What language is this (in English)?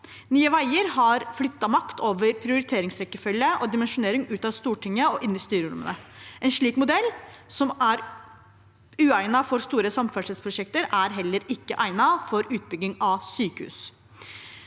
Norwegian